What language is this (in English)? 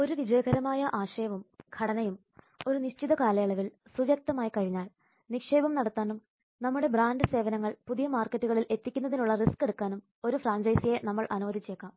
Malayalam